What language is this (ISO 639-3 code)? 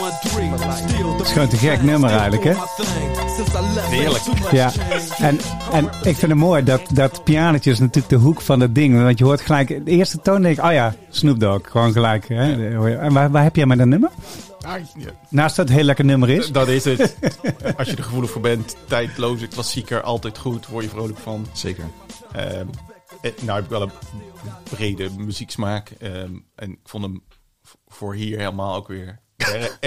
nld